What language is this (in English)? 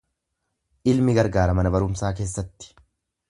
Oromo